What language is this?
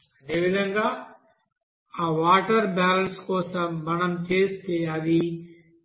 Telugu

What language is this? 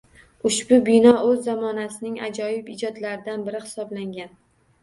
Uzbek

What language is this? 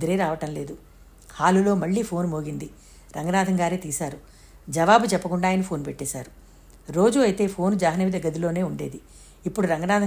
Telugu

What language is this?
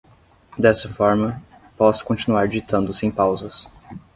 Portuguese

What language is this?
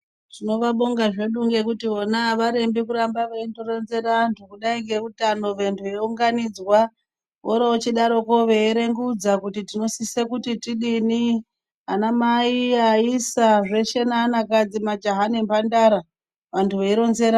Ndau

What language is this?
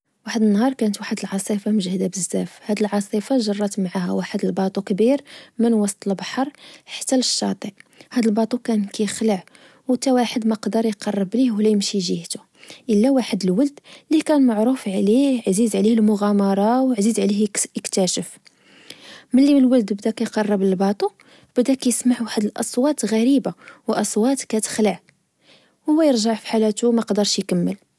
Moroccan Arabic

